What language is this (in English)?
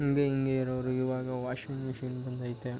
Kannada